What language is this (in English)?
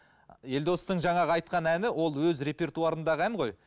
Kazakh